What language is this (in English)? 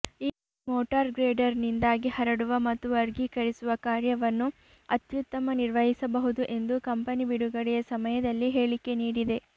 Kannada